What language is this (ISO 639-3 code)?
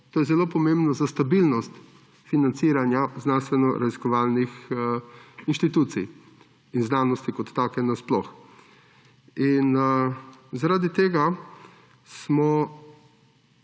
slv